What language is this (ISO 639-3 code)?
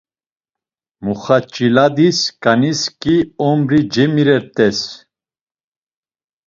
lzz